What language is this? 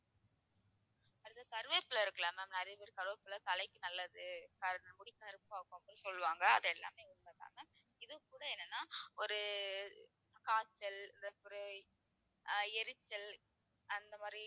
Tamil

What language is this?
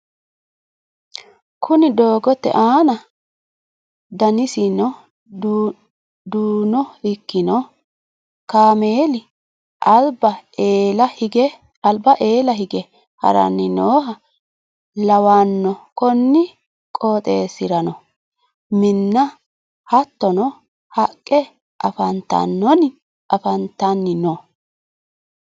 Sidamo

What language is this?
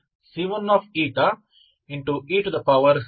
Kannada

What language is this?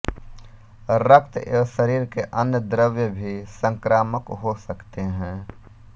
Hindi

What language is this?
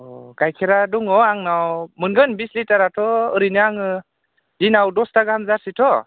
Bodo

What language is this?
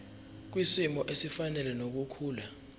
Zulu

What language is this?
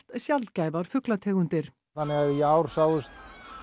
Icelandic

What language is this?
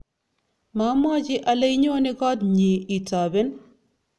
Kalenjin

